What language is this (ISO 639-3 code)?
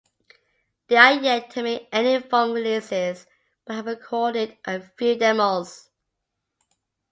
eng